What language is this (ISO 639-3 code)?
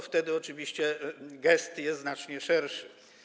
pol